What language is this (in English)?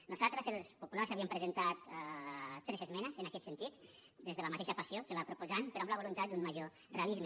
Catalan